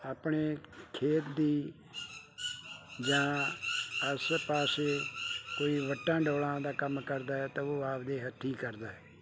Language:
Punjabi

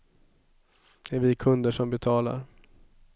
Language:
Swedish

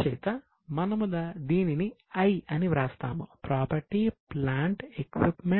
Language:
Telugu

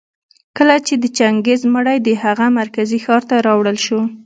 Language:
Pashto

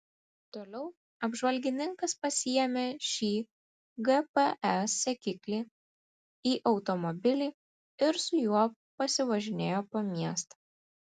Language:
Lithuanian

